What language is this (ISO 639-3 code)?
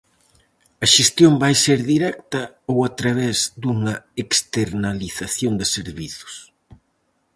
glg